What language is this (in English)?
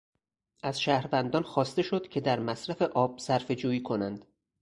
Persian